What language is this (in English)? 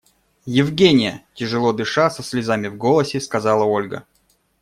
Russian